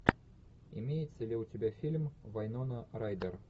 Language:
Russian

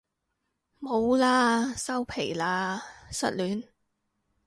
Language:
Cantonese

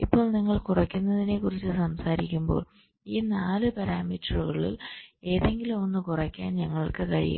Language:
Malayalam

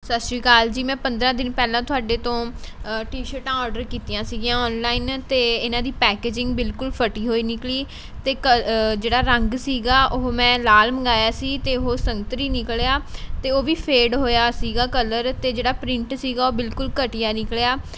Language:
Punjabi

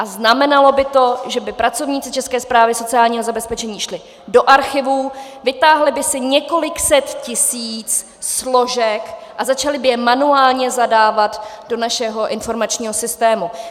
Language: Czech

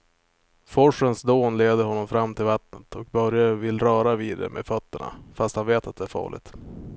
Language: Swedish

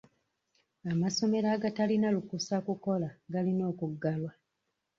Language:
Ganda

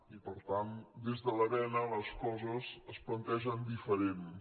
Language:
Catalan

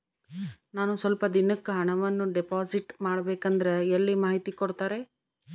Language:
Kannada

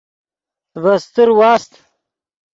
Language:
Yidgha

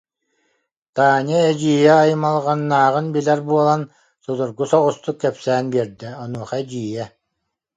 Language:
Yakut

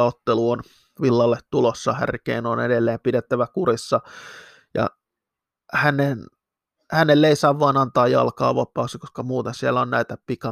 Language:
Finnish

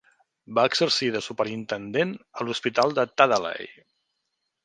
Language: Catalan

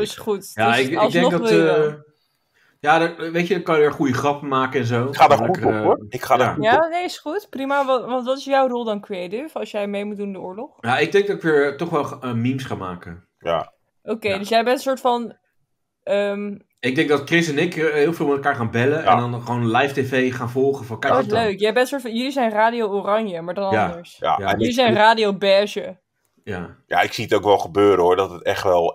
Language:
Dutch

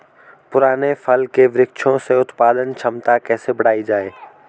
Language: Hindi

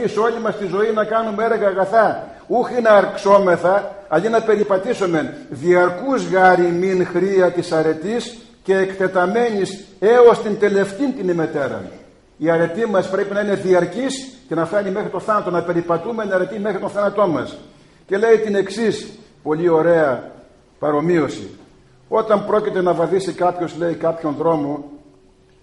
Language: Greek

